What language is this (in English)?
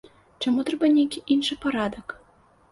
Belarusian